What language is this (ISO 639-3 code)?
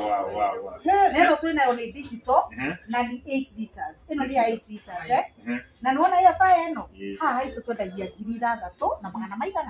fra